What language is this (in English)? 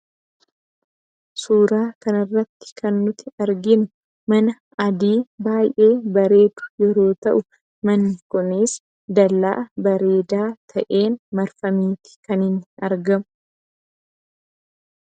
Oromo